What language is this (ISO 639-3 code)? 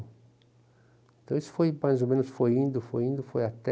por